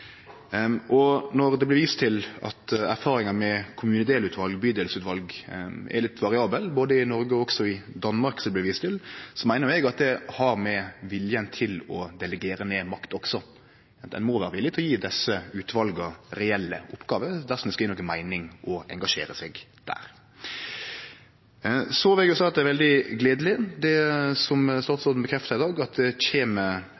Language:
Norwegian Nynorsk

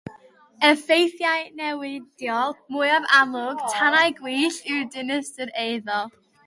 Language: Welsh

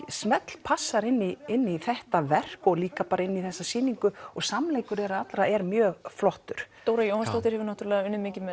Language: Icelandic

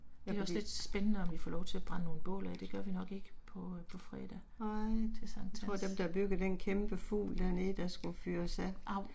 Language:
Danish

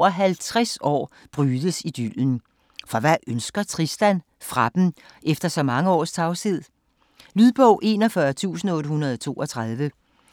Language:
Danish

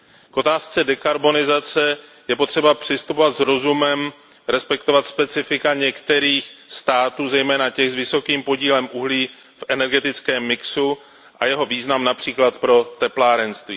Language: Czech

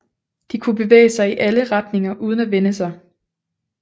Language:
Danish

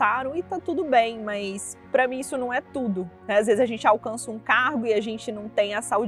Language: Portuguese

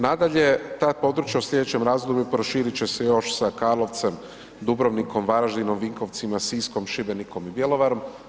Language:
Croatian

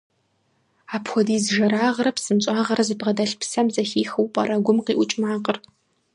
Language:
Kabardian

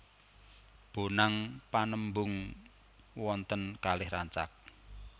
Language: Javanese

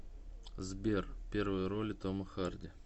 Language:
Russian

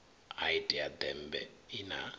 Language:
Venda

